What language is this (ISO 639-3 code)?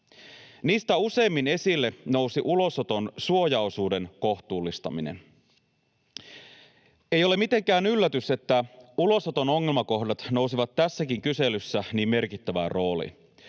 fin